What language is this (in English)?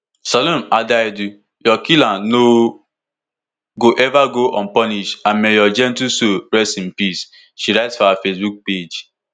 Nigerian Pidgin